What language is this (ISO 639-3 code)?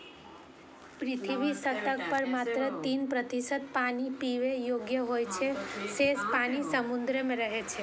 mai